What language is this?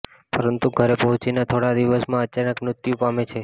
Gujarati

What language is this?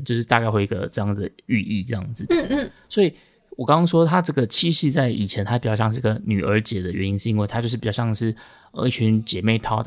Chinese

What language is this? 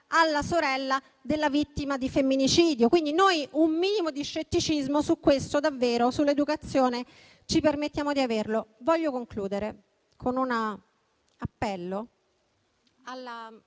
Italian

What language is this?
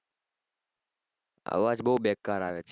Gujarati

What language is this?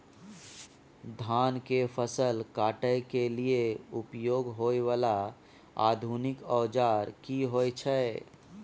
Maithili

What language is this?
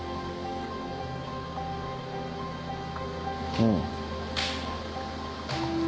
Japanese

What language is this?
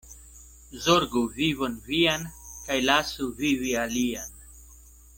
Esperanto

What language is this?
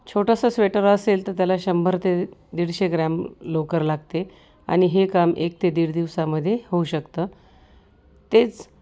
Marathi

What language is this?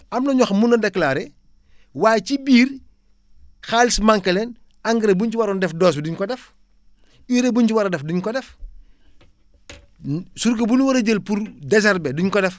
Wolof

